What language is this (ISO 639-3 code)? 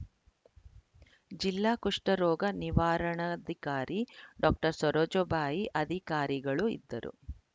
kan